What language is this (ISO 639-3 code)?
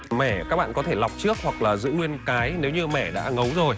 vie